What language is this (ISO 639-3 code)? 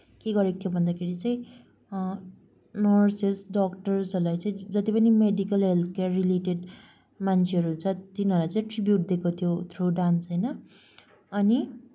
nep